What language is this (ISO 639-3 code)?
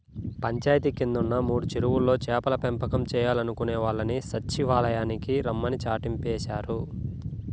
tel